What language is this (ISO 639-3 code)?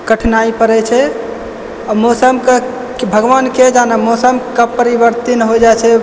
mai